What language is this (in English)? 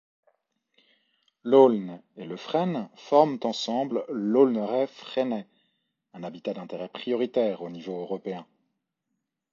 French